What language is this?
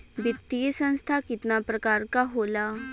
Bhojpuri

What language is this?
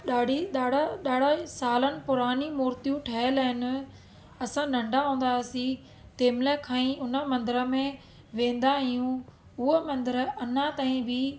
Sindhi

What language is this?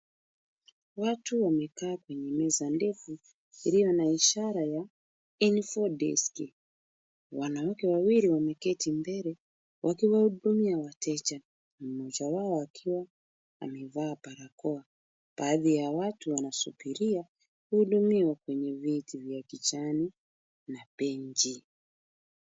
Swahili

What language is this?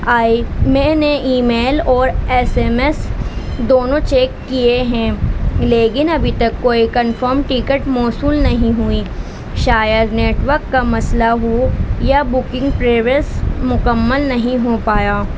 Urdu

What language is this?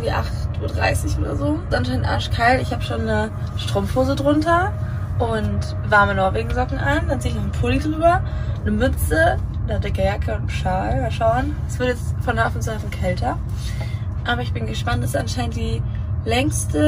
German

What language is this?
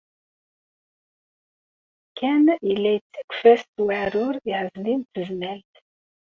Kabyle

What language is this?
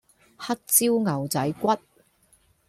Cantonese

